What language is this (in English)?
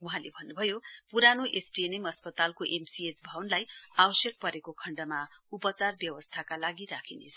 Nepali